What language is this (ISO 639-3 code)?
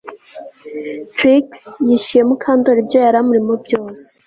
kin